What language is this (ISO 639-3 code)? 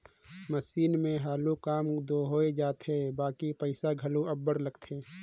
hne